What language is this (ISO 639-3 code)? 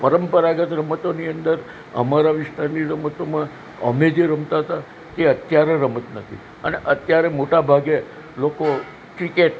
guj